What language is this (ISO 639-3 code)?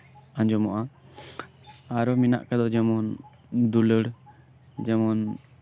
sat